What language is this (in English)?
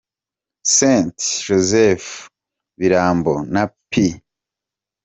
Kinyarwanda